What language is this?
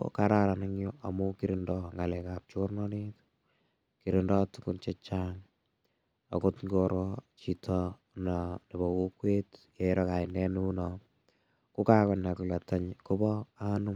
Kalenjin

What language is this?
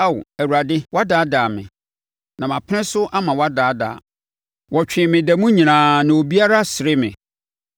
Akan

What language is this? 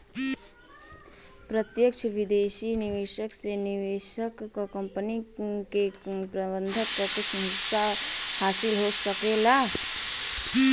Bhojpuri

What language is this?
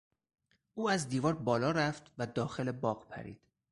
Persian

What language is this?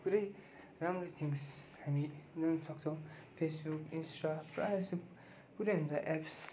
Nepali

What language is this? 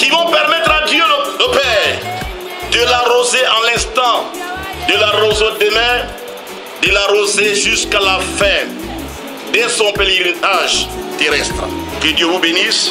French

